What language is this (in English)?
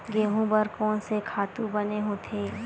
Chhattisgarhi